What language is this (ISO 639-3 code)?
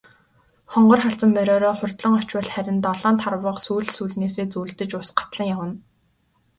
mon